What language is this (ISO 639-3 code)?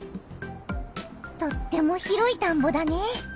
jpn